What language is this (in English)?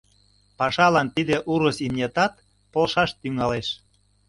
Mari